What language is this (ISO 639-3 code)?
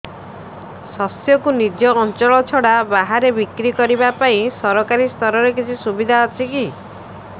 ori